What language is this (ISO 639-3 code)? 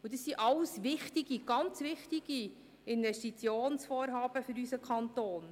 gsw